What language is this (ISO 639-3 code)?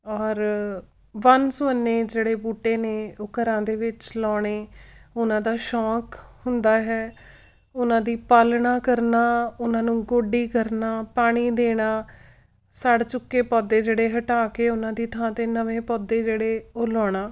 pan